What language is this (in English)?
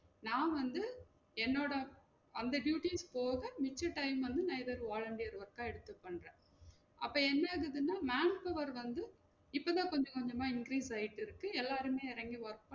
Tamil